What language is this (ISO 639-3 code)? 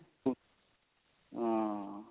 pan